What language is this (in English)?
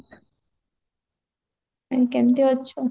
Odia